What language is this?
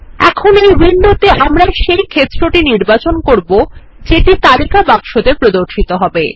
Bangla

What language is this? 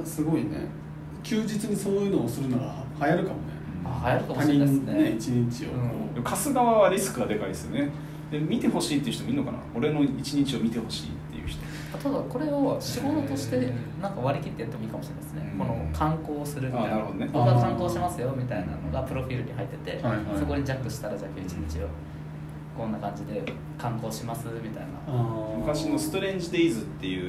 Japanese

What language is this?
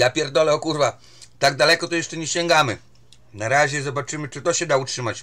Polish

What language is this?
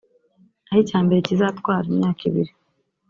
Kinyarwanda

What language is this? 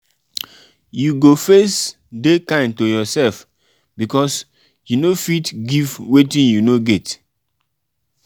Nigerian Pidgin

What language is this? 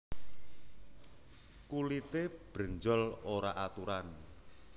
Javanese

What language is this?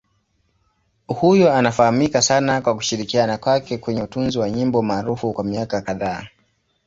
Swahili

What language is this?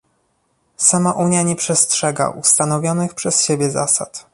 Polish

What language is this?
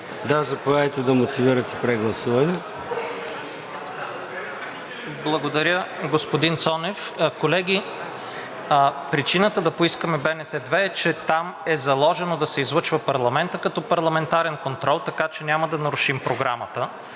Bulgarian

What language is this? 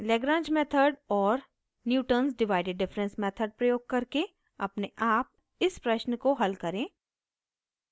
Hindi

